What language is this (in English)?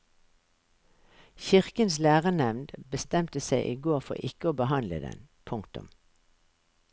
Norwegian